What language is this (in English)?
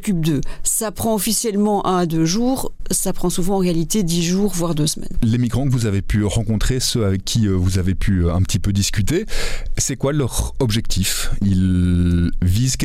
French